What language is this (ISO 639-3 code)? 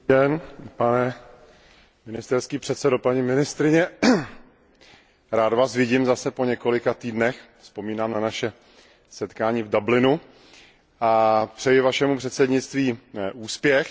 ces